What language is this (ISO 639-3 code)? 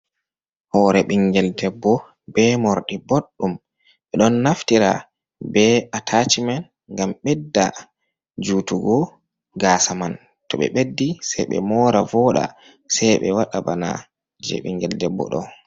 ful